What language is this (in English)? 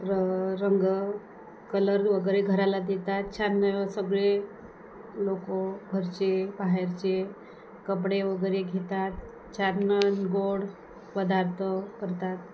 Marathi